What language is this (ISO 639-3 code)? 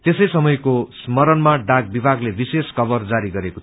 nep